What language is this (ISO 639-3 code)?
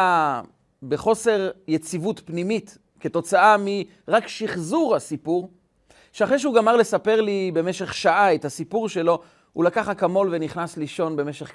heb